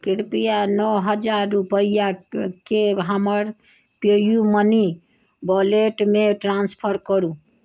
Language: Maithili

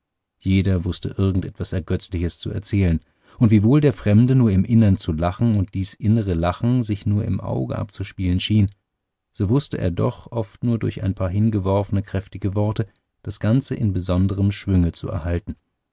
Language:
German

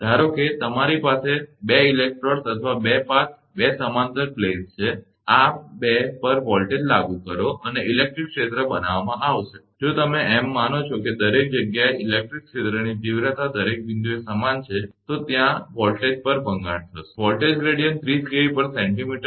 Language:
Gujarati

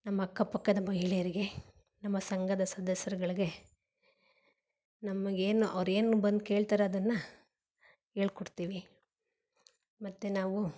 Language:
Kannada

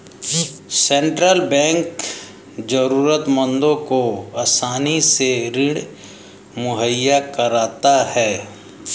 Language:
Hindi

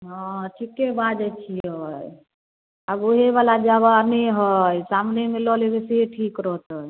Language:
Maithili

